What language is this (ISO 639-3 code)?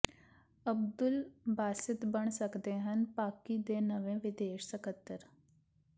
pan